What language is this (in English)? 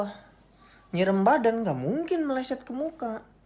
Indonesian